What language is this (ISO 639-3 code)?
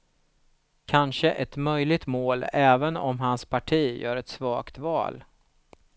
swe